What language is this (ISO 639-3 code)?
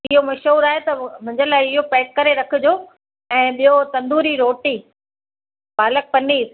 snd